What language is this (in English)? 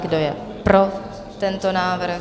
Czech